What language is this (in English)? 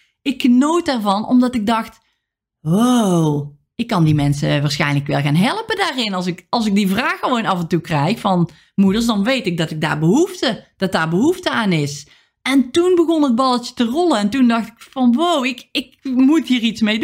Dutch